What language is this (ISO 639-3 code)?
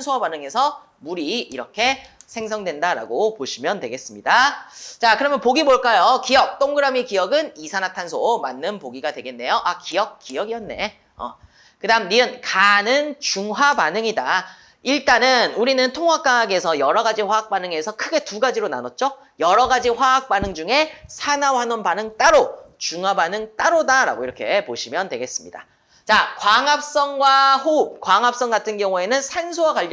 kor